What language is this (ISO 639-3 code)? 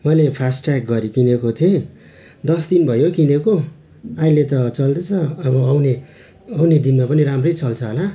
nep